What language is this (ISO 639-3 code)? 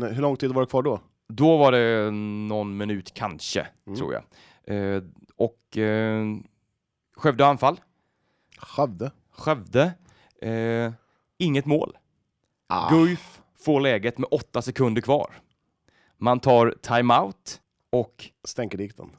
swe